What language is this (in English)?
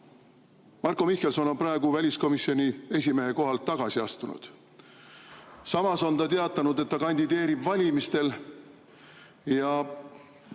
Estonian